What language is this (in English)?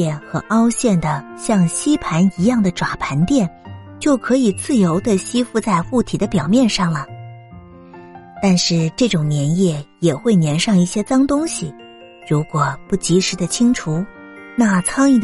Chinese